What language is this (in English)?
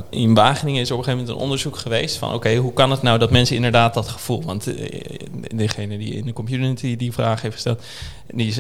Dutch